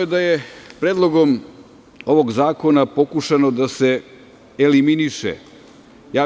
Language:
Serbian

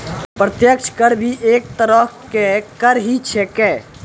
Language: Maithili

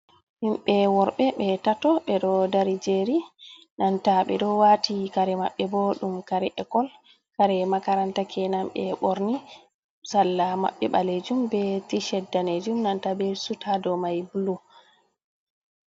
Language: Fula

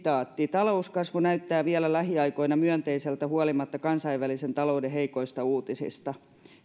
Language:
Finnish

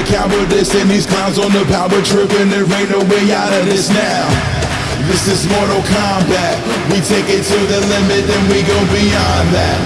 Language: English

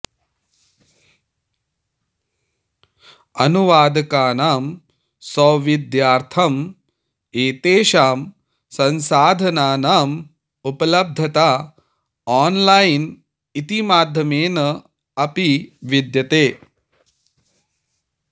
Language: Sanskrit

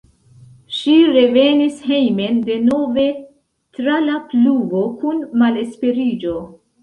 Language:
Esperanto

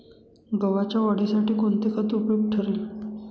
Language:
Marathi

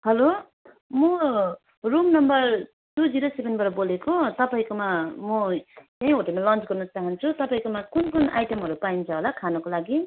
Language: Nepali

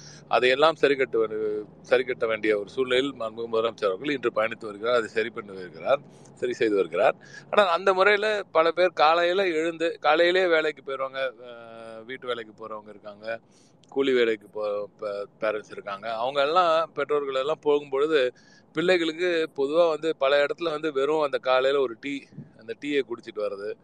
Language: Tamil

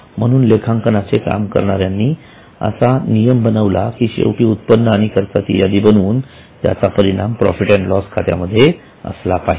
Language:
Marathi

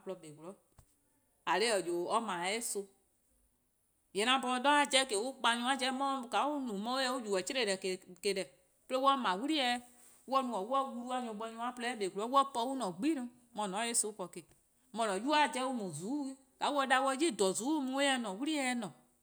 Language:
Eastern Krahn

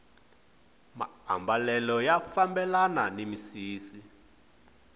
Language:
Tsonga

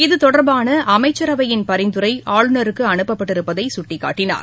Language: Tamil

